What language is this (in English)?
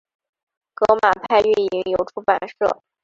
Chinese